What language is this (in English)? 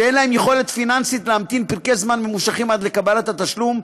Hebrew